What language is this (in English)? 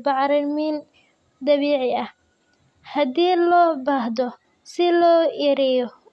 Somali